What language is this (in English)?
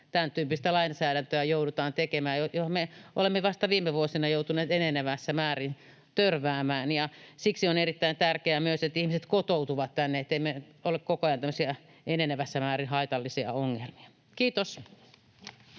Finnish